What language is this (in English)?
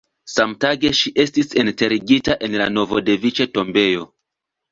Esperanto